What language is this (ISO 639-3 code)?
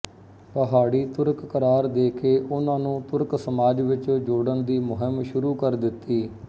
pan